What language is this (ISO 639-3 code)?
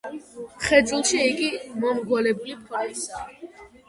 kat